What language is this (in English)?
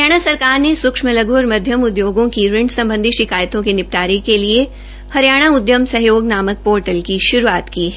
Hindi